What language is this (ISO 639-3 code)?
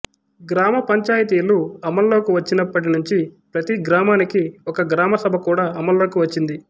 tel